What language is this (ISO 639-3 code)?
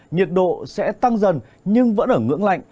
vie